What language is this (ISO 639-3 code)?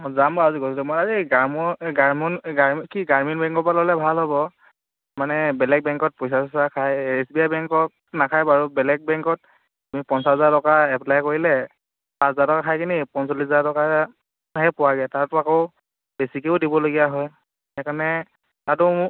asm